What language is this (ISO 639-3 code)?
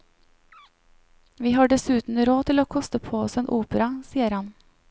nor